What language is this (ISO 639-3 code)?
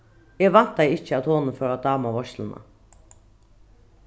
fao